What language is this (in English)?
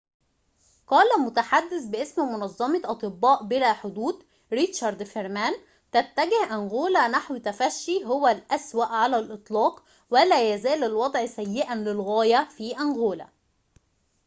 Arabic